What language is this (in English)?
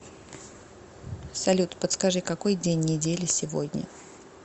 Russian